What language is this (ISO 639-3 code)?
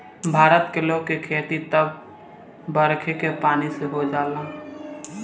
bho